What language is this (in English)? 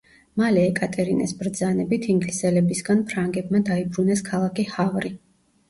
Georgian